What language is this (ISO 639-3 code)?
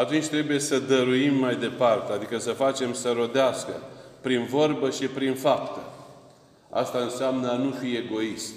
ron